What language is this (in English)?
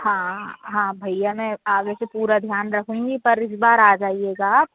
Hindi